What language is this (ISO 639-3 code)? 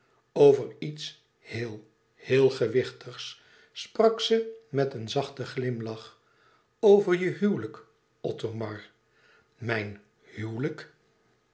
nld